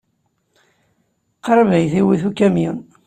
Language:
Kabyle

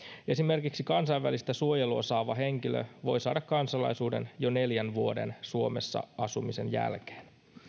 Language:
Finnish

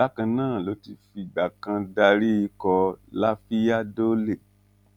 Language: Yoruba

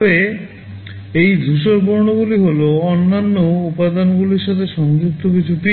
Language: Bangla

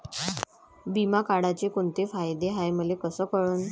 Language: Marathi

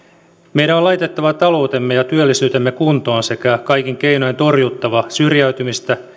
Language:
Finnish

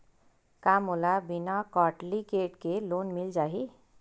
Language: Chhattisgarhi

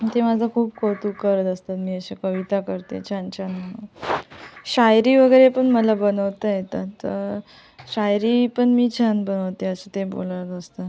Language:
Marathi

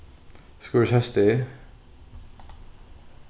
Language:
Faroese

